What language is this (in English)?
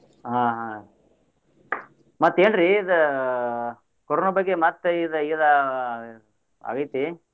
Kannada